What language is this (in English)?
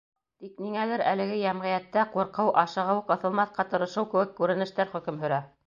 Bashkir